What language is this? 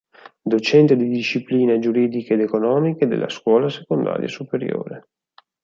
Italian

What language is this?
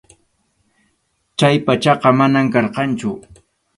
Arequipa-La Unión Quechua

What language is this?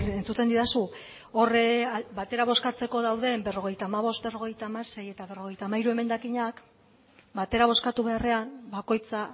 Basque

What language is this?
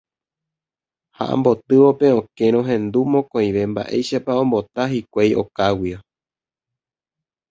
Guarani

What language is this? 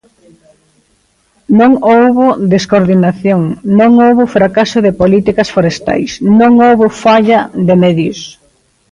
Galician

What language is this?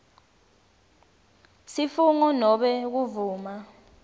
Swati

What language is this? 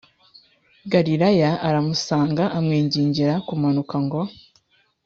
Kinyarwanda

